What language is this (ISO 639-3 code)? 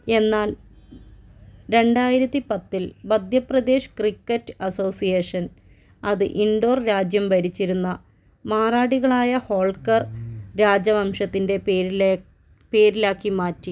mal